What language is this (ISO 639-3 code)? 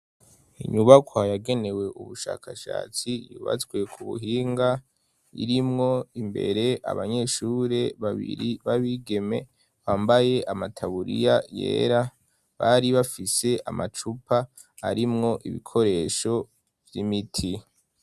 run